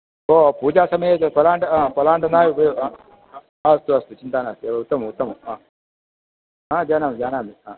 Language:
Sanskrit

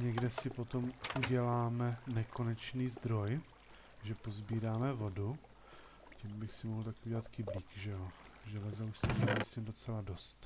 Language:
Czech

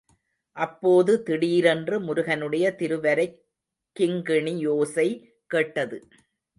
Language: Tamil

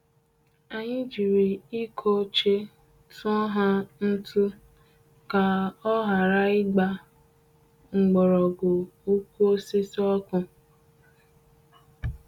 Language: Igbo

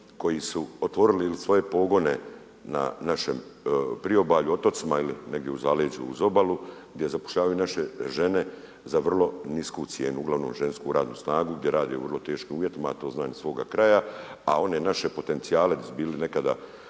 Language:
Croatian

